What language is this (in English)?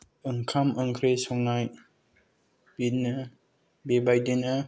Bodo